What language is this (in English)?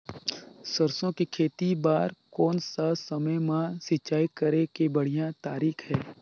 Chhattisgarhi